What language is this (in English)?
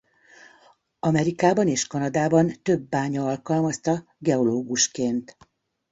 Hungarian